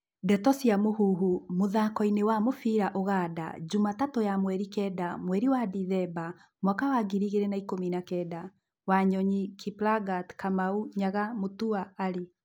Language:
Kikuyu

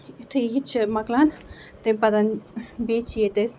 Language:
Kashmiri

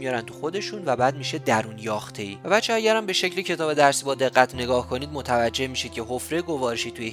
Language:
Persian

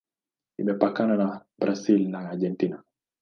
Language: Swahili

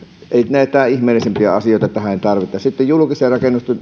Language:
Finnish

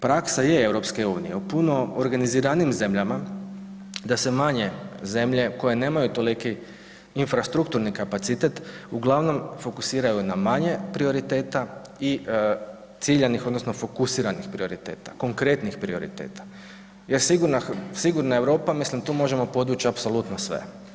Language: Croatian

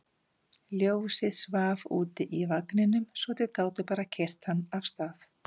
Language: Icelandic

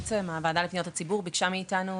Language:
Hebrew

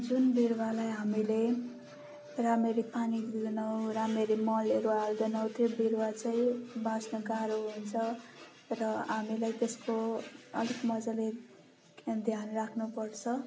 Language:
Nepali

